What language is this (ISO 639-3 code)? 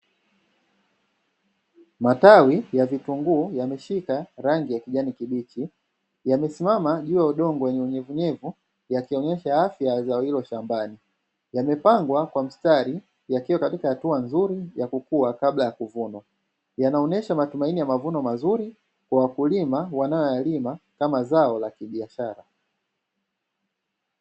swa